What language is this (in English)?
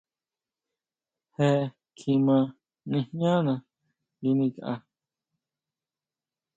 Huautla Mazatec